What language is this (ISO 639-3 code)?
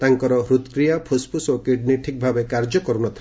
ori